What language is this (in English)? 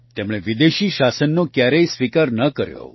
Gujarati